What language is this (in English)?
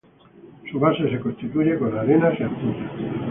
Spanish